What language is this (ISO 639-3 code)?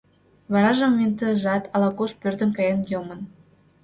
chm